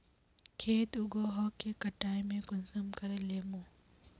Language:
Magahi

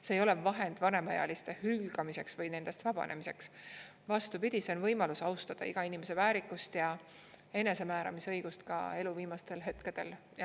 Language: Estonian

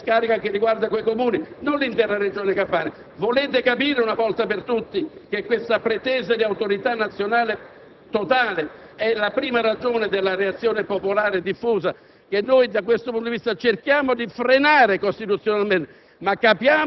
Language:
Italian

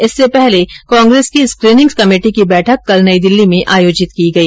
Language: Hindi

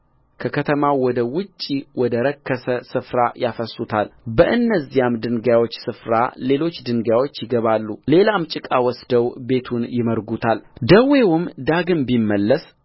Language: Amharic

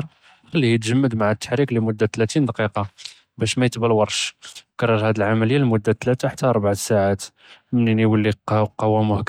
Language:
Judeo-Arabic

